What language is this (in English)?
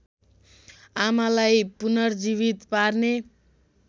Nepali